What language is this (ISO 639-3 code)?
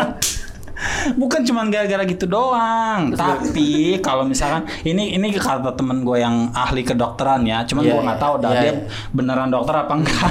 ind